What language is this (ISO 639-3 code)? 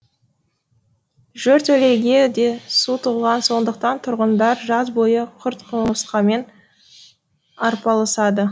kaz